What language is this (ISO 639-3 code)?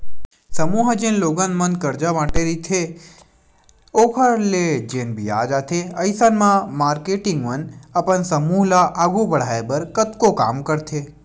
hne